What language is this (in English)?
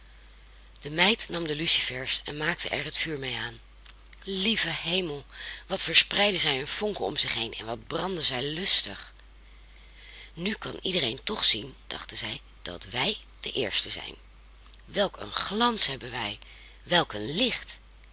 Dutch